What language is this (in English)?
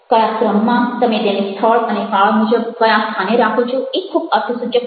Gujarati